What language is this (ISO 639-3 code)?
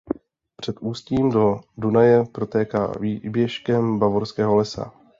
ces